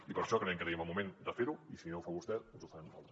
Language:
Catalan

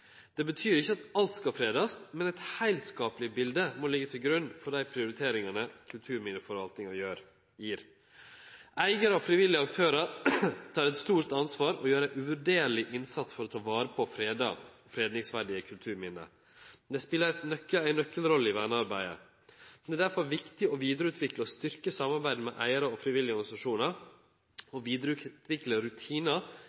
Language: Norwegian Nynorsk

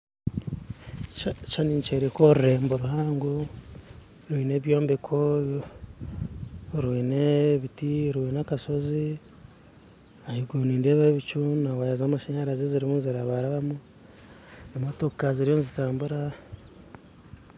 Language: Nyankole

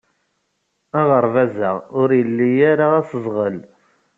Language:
Kabyle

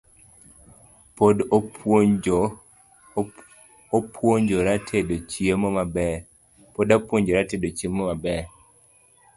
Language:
Luo (Kenya and Tanzania)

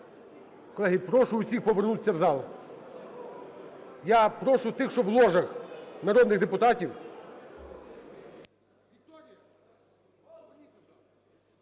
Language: Ukrainian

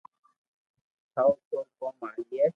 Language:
Loarki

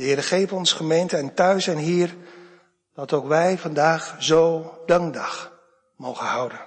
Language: Dutch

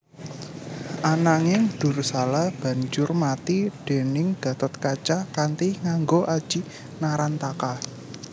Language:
Javanese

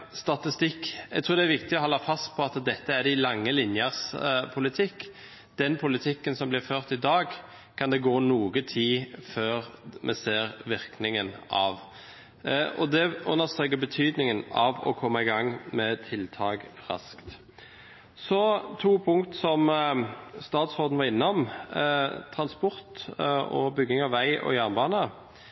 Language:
Norwegian Bokmål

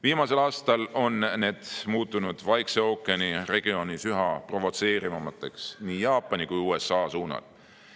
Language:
Estonian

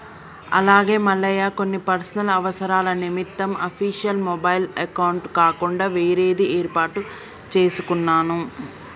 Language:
Telugu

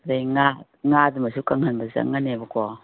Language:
Manipuri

